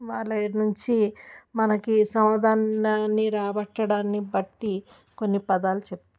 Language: Telugu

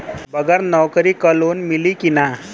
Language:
Bhojpuri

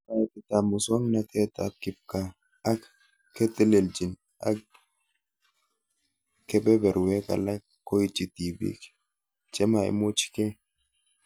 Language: Kalenjin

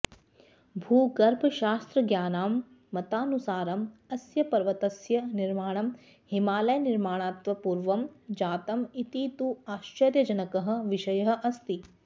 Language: Sanskrit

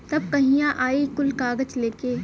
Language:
Bhojpuri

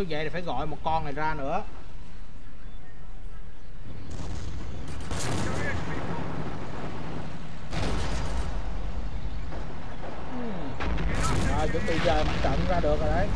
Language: Vietnamese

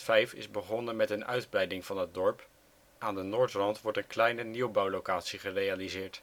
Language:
Dutch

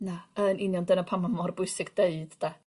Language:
Welsh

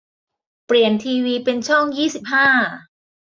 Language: Thai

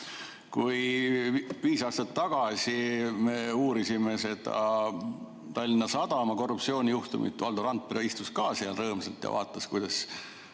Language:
Estonian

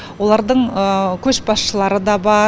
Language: Kazakh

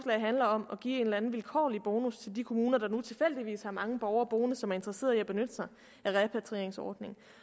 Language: Danish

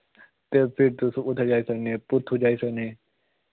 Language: Dogri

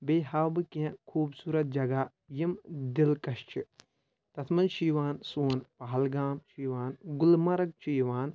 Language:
Kashmiri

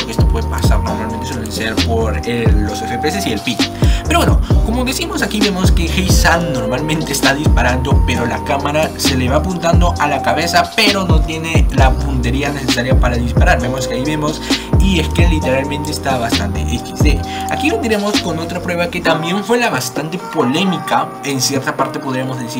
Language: Spanish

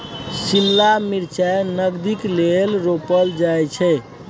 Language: Maithili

